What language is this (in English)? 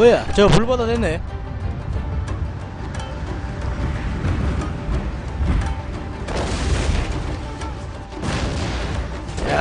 Korean